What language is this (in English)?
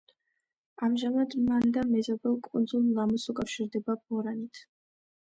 Georgian